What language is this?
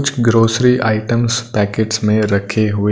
Hindi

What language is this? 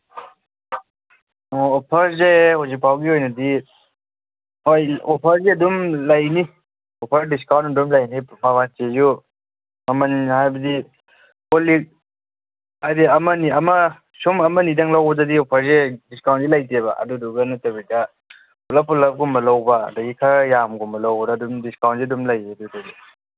Manipuri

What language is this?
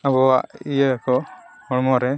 Santali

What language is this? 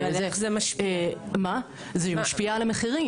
Hebrew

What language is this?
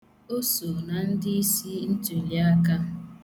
Igbo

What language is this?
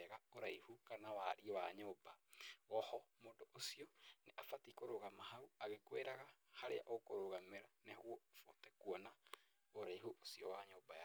Kikuyu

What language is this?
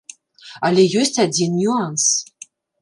Belarusian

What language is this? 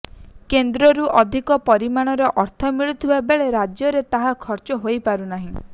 Odia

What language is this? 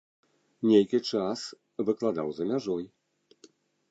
Belarusian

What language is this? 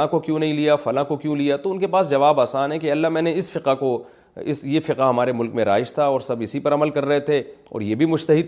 Urdu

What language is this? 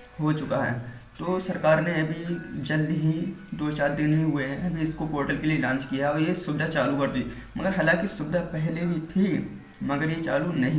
Hindi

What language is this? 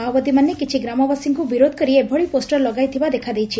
Odia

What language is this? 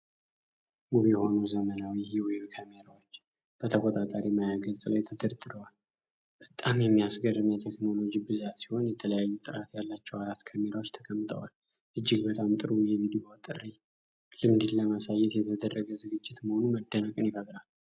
Amharic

